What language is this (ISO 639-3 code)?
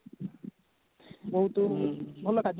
ori